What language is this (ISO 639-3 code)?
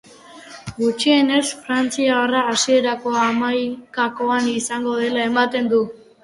eus